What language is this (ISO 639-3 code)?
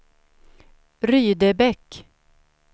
swe